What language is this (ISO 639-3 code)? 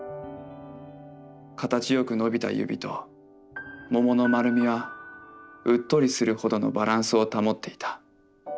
jpn